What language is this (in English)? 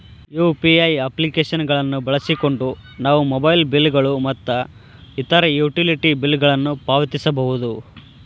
Kannada